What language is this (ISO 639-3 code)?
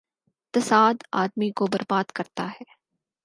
urd